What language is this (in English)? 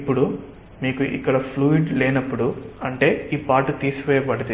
Telugu